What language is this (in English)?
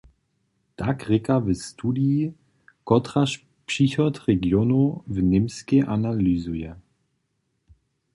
Upper Sorbian